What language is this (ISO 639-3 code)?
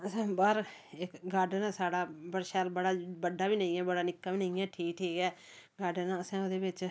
doi